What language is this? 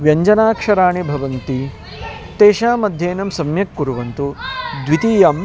Sanskrit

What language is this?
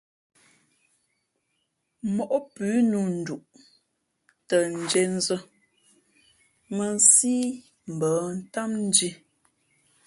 Fe'fe'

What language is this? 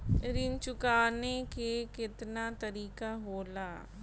Bhojpuri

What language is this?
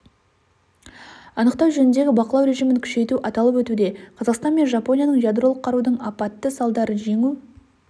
Kazakh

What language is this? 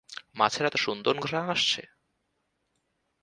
Bangla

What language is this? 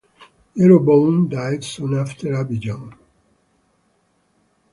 English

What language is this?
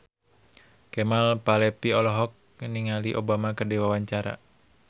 Sundanese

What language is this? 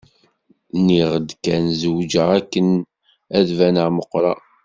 Kabyle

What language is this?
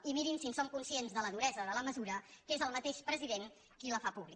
Catalan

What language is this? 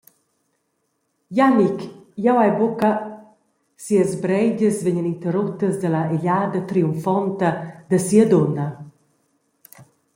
Romansh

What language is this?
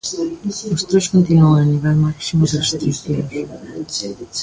Galician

